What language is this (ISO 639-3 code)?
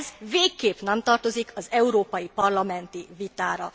hun